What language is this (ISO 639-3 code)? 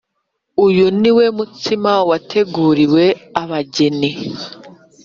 kin